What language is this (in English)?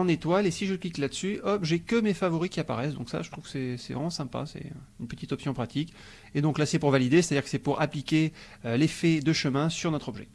French